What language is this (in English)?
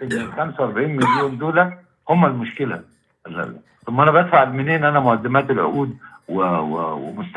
Arabic